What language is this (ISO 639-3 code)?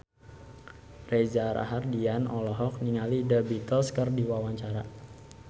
sun